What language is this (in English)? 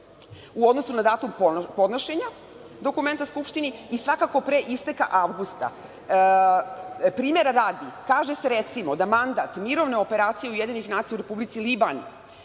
Serbian